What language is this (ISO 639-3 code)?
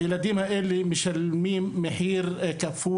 heb